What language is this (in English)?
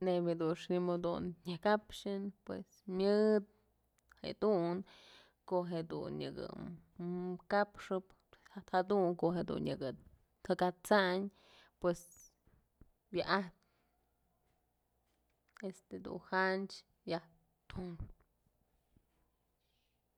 Mazatlán Mixe